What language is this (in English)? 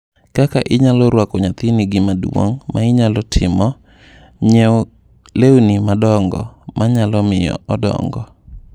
Luo (Kenya and Tanzania)